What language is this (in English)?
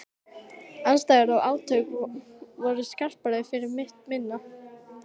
Icelandic